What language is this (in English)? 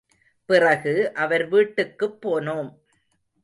Tamil